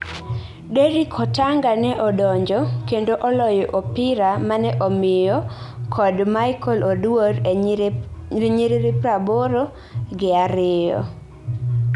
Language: Luo (Kenya and Tanzania)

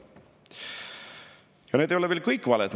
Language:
Estonian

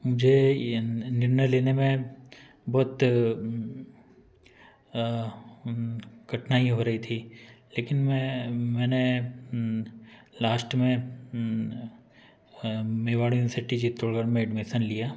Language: Hindi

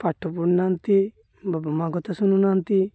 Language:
Odia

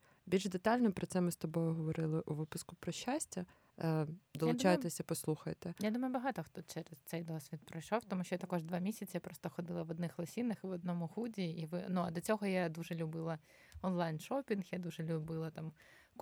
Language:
Ukrainian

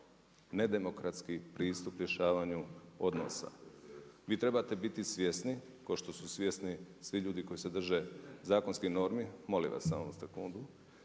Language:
Croatian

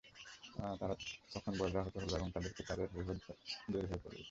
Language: Bangla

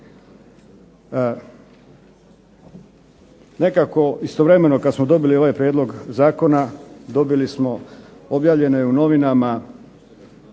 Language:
Croatian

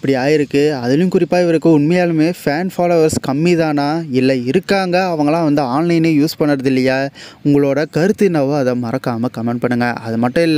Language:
Arabic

